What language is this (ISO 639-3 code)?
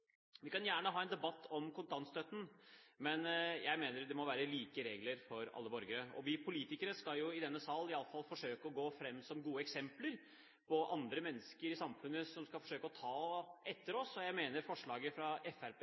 nob